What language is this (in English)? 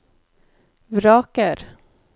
Norwegian